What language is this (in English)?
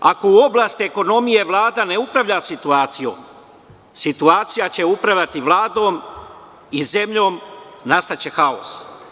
Serbian